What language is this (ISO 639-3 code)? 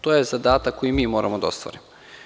srp